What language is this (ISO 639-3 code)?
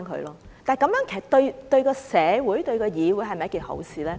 yue